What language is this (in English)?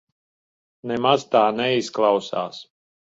Latvian